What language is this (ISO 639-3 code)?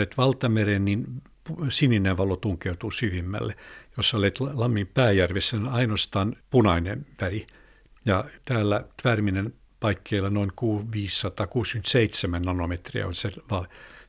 fin